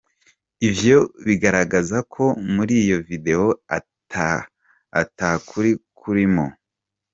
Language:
Kinyarwanda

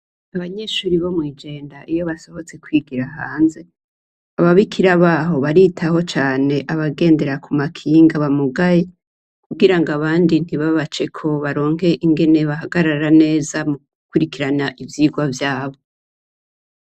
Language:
Rundi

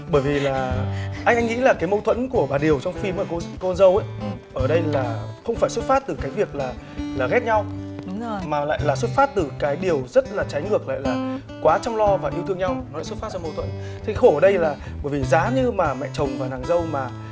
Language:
Vietnamese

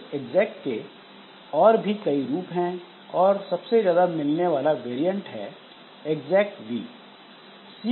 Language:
Hindi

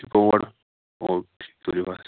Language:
Kashmiri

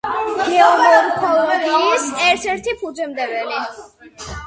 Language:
Georgian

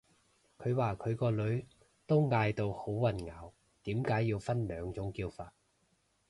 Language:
Cantonese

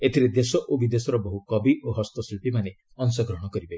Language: Odia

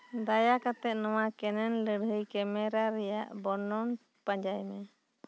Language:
Santali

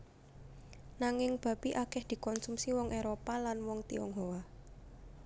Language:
Javanese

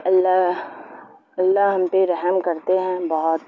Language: Urdu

